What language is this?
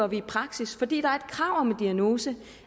Danish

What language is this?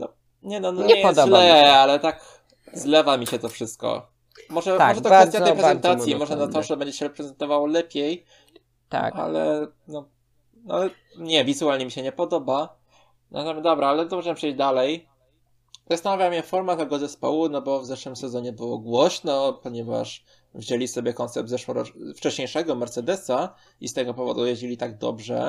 Polish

